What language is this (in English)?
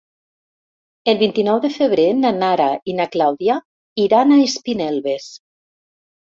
Catalan